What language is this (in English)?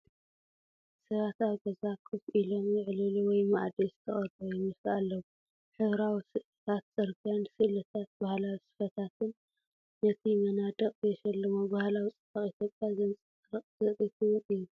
Tigrinya